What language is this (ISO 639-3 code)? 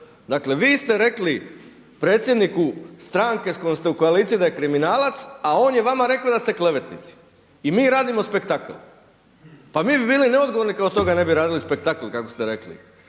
hrv